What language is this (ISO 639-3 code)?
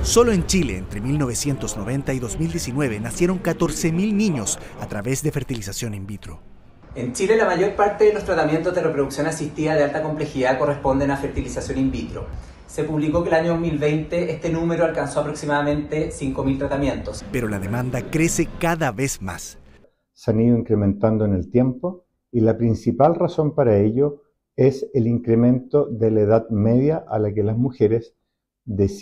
spa